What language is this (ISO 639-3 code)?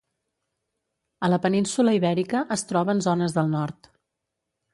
cat